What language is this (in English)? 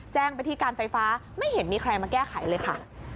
Thai